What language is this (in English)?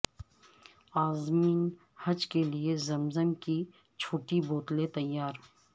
Urdu